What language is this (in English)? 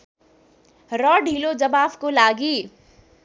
Nepali